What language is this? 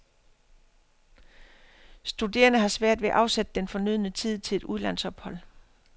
Danish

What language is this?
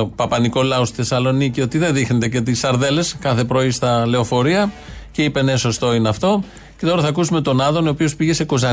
Greek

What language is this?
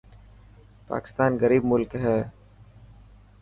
Dhatki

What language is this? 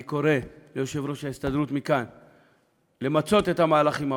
Hebrew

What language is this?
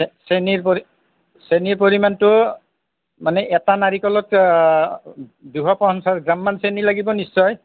Assamese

